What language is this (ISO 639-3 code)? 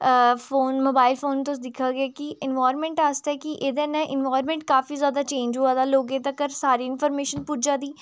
doi